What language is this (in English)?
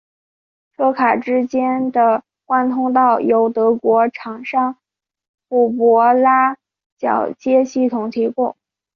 Chinese